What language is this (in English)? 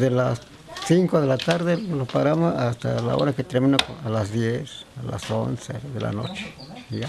Spanish